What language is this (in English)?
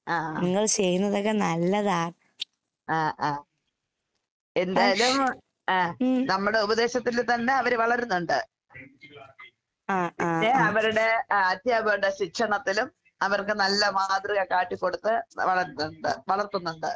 Malayalam